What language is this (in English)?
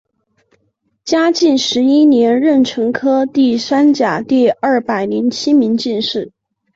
Chinese